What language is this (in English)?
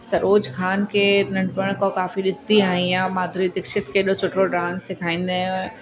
Sindhi